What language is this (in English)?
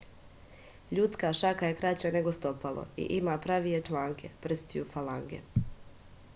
Serbian